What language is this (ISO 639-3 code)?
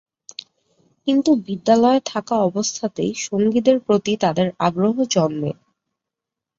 ben